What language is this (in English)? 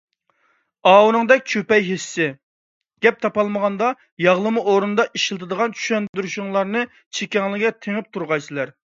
Uyghur